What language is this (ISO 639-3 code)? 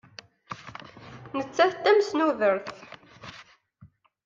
kab